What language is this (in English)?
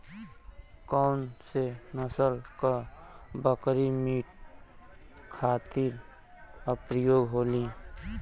Bhojpuri